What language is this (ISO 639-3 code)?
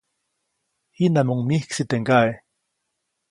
zoc